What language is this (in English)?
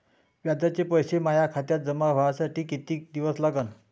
Marathi